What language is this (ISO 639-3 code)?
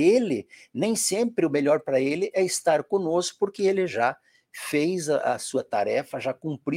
por